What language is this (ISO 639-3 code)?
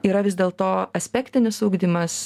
lit